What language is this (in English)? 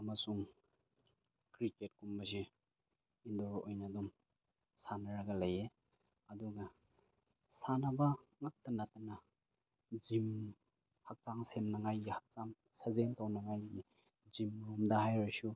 Manipuri